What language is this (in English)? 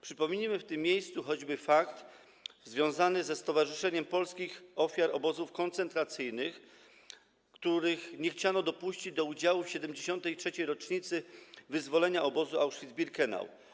Polish